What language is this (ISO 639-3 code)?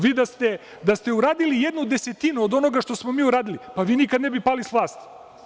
srp